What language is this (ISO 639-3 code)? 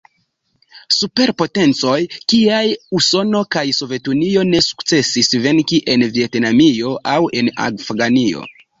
epo